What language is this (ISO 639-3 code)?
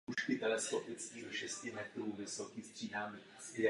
ces